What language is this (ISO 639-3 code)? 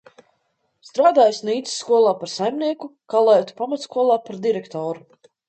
lav